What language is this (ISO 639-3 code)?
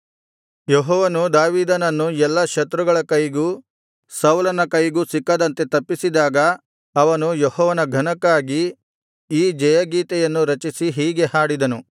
kan